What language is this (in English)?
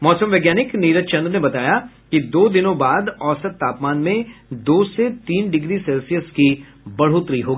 Hindi